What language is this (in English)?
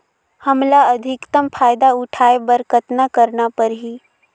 Chhattisgarhi